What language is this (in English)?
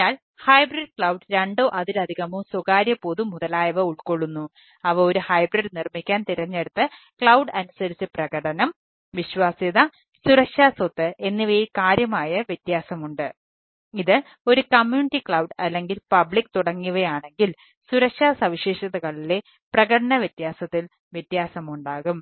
Malayalam